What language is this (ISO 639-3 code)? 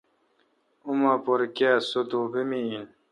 xka